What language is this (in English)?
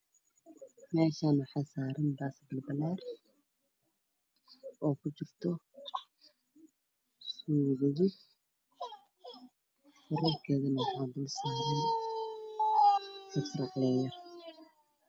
Somali